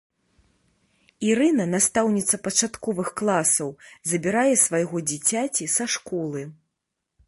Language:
Belarusian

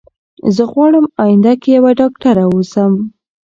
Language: Pashto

